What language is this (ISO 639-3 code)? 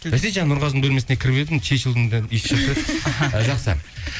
kaz